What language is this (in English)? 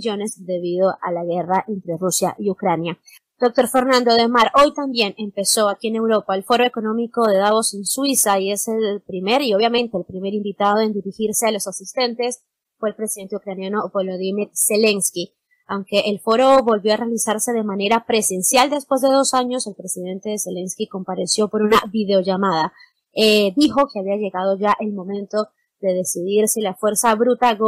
Spanish